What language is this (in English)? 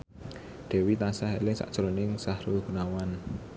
Javanese